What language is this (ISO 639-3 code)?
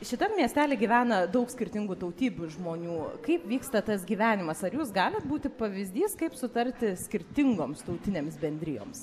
lit